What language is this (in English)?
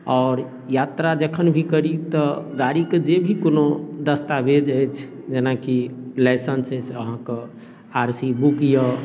Maithili